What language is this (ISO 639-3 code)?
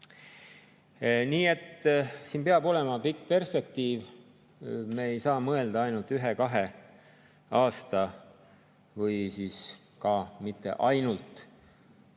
est